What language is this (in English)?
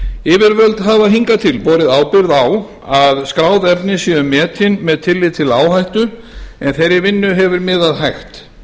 Icelandic